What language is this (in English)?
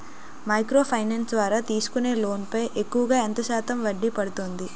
Telugu